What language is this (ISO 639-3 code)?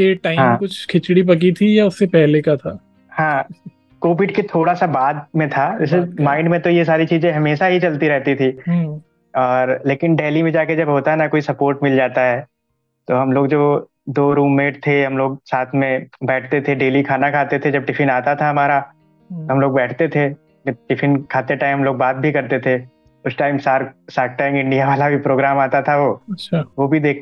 hin